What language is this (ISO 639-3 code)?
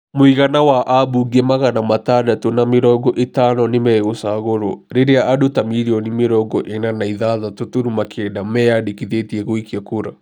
kik